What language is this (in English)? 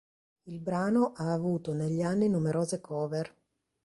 Italian